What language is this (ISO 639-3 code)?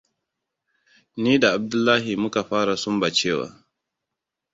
hau